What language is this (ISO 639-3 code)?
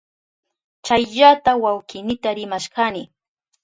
qup